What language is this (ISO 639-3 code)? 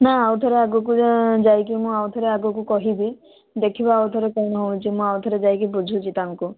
ori